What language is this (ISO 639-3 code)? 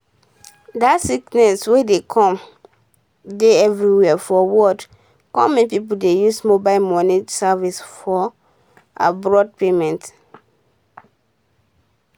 pcm